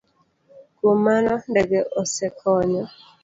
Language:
Luo (Kenya and Tanzania)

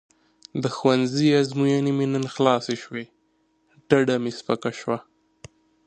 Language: Pashto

